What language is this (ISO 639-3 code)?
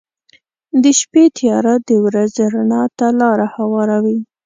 pus